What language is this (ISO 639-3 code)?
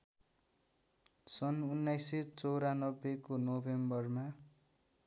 nep